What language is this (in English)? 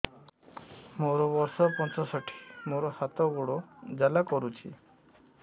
Odia